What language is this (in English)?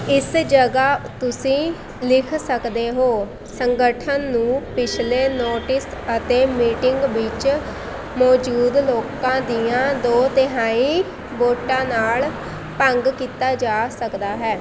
Punjabi